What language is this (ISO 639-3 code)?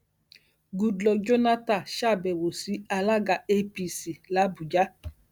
yor